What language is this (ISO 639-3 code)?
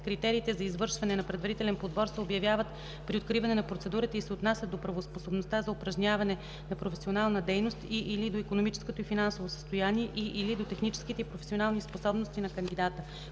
bul